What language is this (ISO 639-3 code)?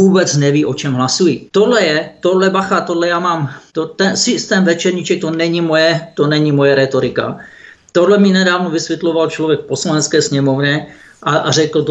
ces